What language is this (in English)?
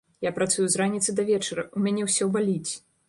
Belarusian